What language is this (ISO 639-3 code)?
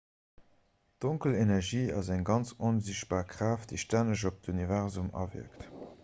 ltz